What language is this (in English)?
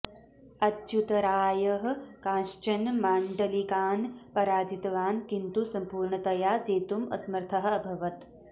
Sanskrit